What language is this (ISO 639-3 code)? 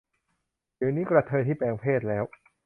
tha